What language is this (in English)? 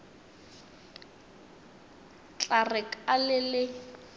Northern Sotho